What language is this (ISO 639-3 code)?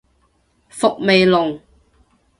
yue